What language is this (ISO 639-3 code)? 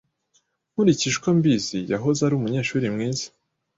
kin